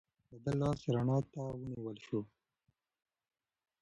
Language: Pashto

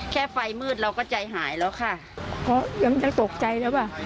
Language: Thai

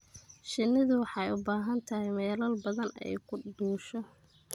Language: Somali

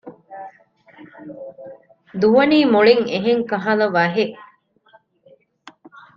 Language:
Divehi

